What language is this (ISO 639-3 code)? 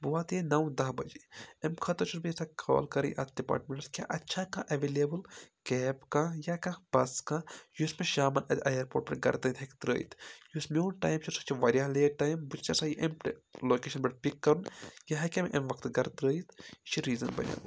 kas